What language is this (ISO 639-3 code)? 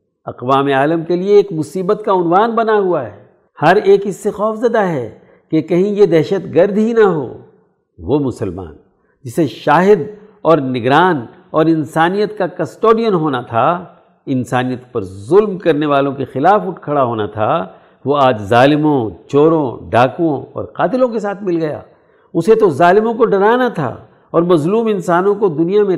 urd